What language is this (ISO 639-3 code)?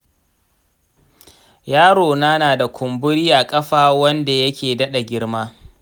hau